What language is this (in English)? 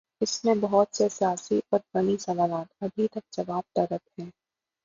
Urdu